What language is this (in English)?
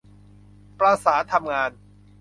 Thai